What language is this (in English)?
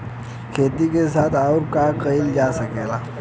Bhojpuri